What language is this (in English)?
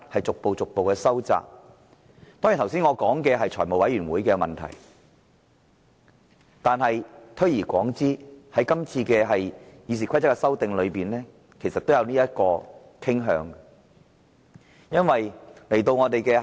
Cantonese